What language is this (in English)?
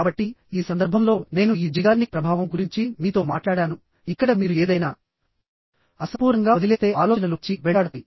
Telugu